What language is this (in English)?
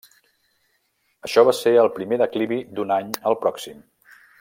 Catalan